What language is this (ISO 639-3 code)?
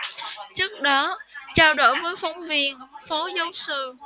vie